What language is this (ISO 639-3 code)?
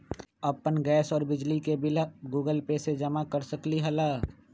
mag